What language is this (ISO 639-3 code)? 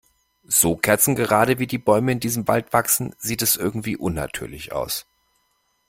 deu